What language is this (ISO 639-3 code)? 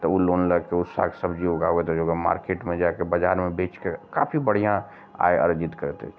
mai